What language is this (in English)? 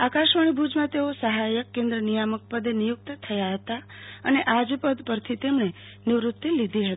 Gujarati